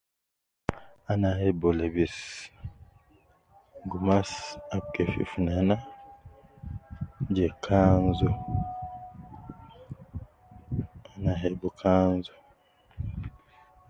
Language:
Nubi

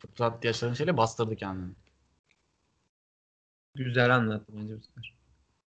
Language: Turkish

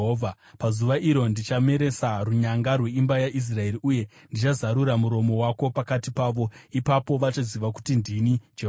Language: Shona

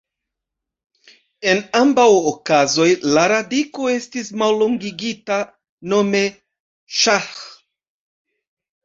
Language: Esperanto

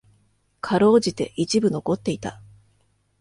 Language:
Japanese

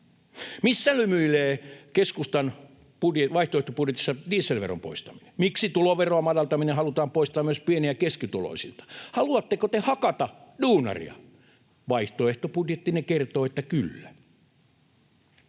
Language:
Finnish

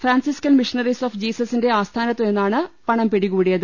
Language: Malayalam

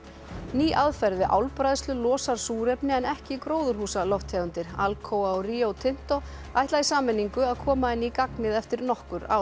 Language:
Icelandic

